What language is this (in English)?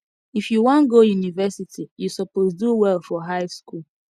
Nigerian Pidgin